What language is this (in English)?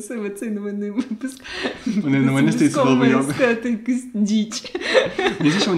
Ukrainian